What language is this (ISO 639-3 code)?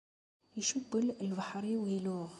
kab